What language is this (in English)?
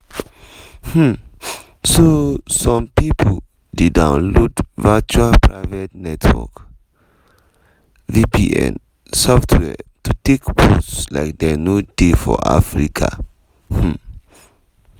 Nigerian Pidgin